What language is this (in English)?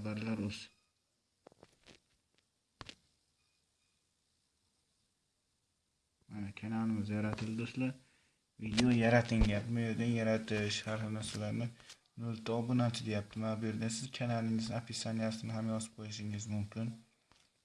Turkish